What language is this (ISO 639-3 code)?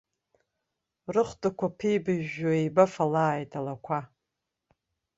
abk